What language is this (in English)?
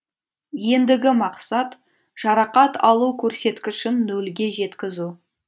Kazakh